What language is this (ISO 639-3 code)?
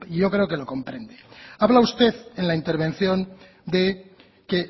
spa